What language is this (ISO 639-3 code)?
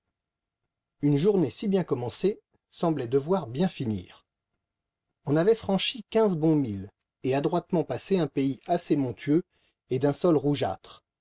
fra